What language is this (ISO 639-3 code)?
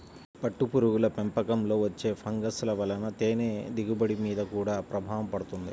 tel